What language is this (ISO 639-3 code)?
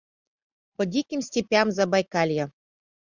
chm